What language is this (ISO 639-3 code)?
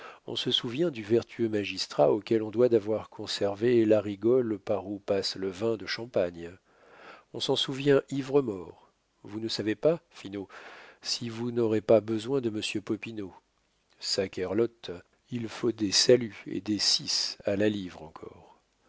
fra